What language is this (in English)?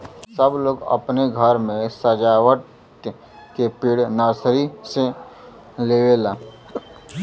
Bhojpuri